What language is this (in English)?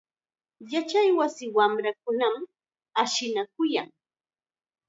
Chiquián Ancash Quechua